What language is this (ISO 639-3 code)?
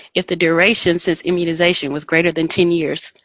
eng